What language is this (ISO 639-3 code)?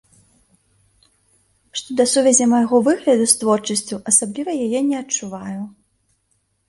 bel